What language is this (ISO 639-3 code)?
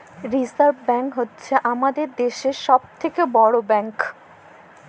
ben